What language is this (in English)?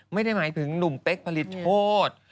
Thai